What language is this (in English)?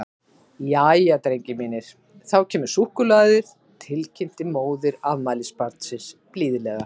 Icelandic